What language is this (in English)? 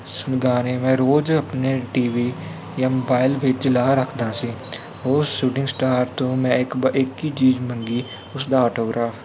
Punjabi